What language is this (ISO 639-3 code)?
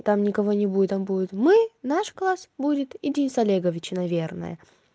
rus